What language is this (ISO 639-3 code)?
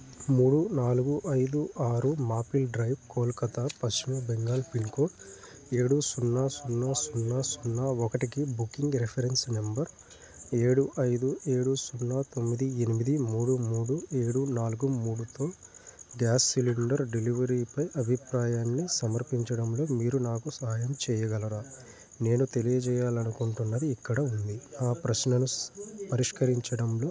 tel